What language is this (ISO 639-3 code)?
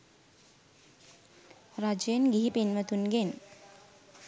sin